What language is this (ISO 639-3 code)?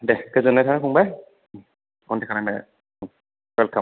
brx